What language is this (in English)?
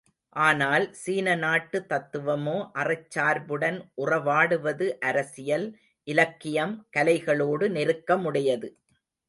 Tamil